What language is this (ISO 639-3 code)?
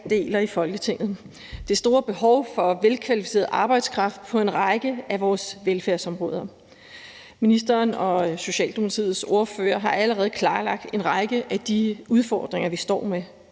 dan